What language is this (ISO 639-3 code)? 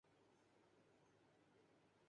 urd